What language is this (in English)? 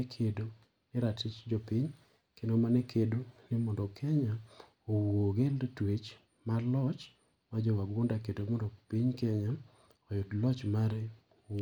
Luo (Kenya and Tanzania)